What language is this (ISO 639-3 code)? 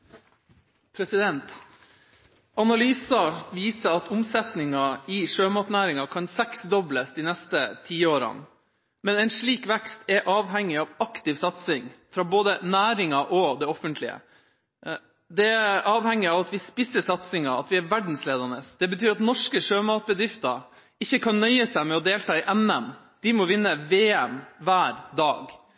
nor